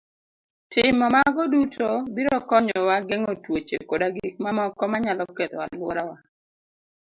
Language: Luo (Kenya and Tanzania)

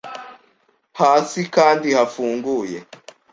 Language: Kinyarwanda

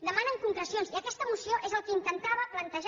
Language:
Catalan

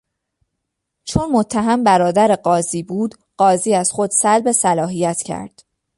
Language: Persian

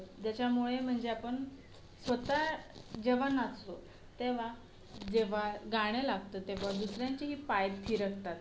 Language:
Marathi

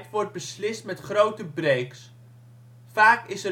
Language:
Dutch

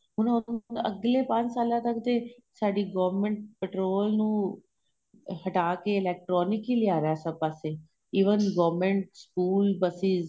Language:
Punjabi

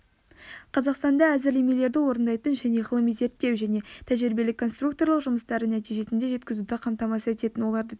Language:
Kazakh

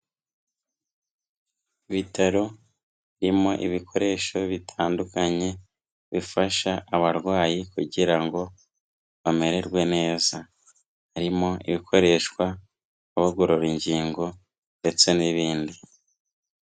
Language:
Kinyarwanda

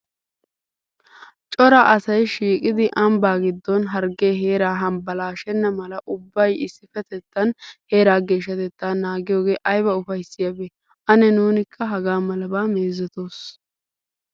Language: Wolaytta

